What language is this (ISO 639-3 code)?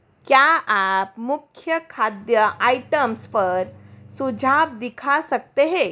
hin